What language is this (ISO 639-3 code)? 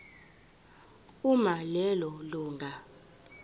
zul